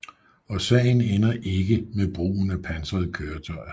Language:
Danish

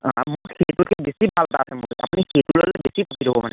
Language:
Assamese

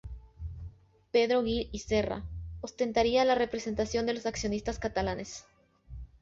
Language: Spanish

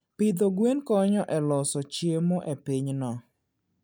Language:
Luo (Kenya and Tanzania)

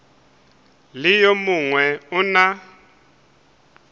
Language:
Northern Sotho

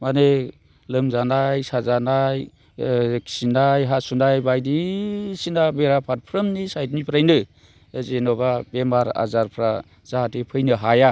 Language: Bodo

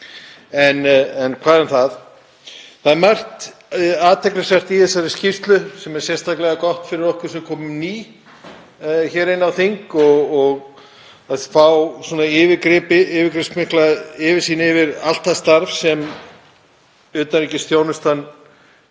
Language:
Icelandic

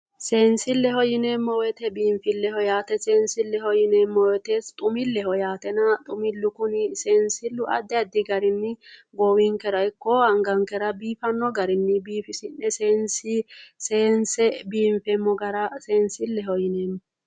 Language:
Sidamo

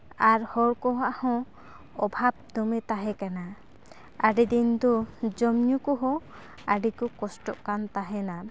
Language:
Santali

